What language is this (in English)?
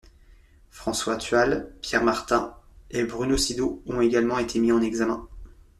French